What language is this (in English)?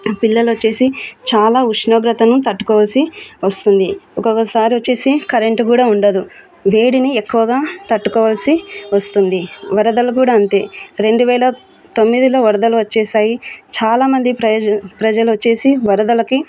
Telugu